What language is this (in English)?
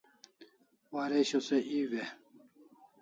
Kalasha